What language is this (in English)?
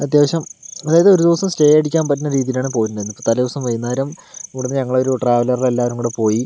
Malayalam